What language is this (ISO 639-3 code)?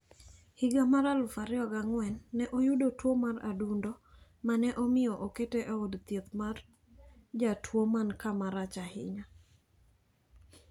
luo